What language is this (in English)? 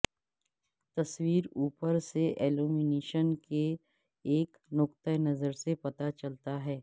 Urdu